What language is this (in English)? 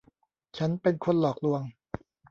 Thai